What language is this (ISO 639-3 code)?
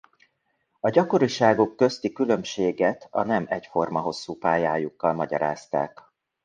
hun